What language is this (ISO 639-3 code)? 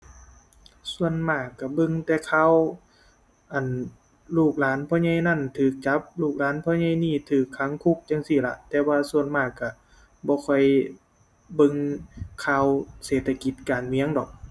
tha